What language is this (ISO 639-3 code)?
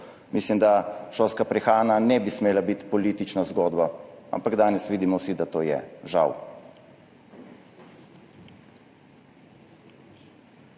slv